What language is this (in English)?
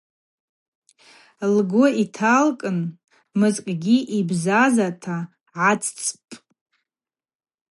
Abaza